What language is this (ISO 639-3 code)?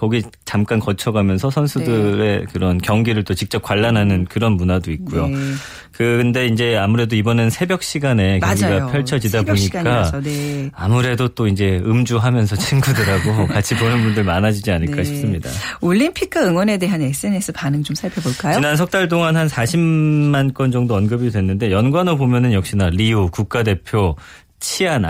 kor